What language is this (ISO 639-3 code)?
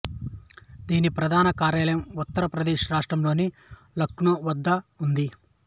tel